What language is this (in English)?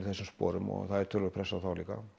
Icelandic